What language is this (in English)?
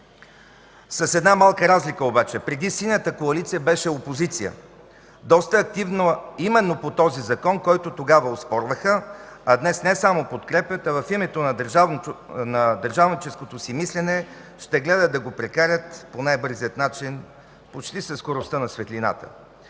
Bulgarian